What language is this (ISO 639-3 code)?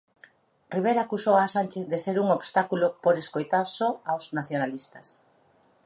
glg